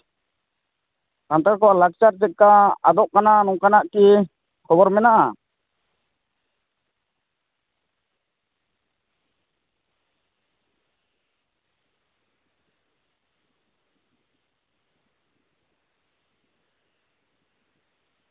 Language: Santali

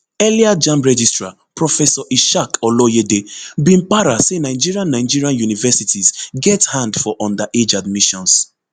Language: Nigerian Pidgin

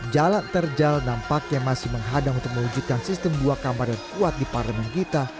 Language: Indonesian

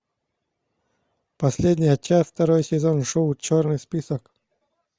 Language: Russian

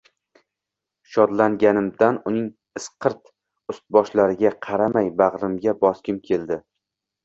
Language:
Uzbek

